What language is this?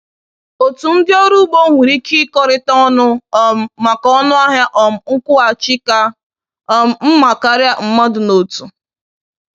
Igbo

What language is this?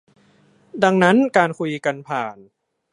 Thai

